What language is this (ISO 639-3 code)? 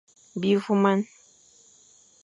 fan